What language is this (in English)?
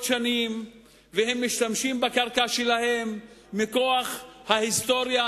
Hebrew